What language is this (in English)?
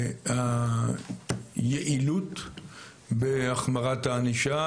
Hebrew